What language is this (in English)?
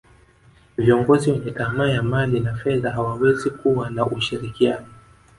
Swahili